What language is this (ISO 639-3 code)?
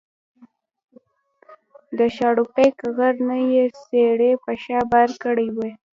pus